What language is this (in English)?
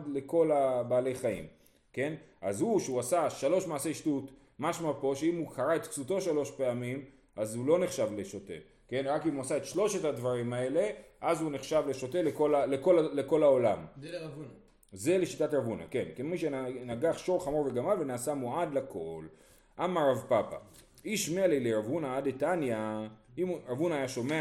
Hebrew